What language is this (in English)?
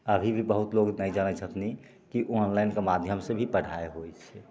Maithili